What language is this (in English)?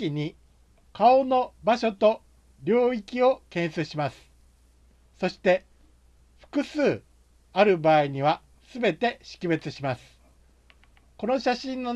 Japanese